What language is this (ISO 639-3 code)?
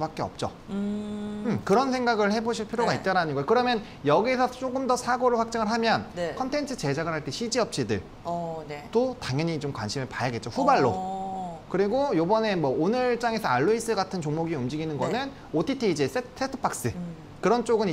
kor